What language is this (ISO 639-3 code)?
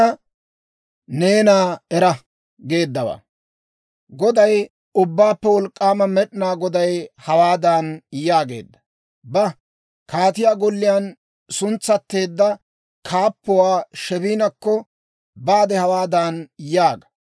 dwr